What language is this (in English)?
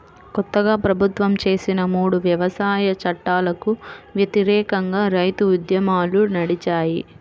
Telugu